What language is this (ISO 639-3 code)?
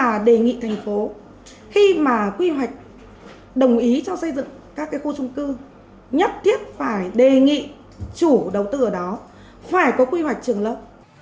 vie